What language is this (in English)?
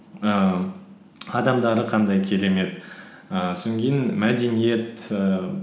Kazakh